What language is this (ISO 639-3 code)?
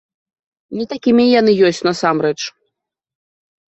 bel